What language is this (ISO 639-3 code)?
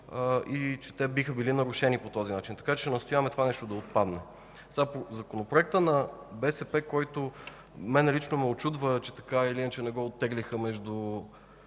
bul